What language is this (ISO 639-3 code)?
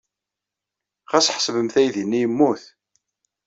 kab